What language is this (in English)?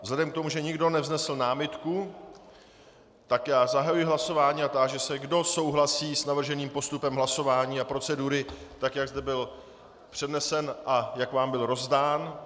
Czech